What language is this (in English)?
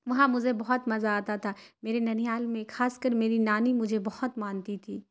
Urdu